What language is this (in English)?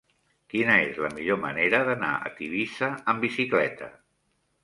Catalan